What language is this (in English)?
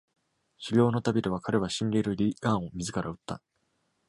Japanese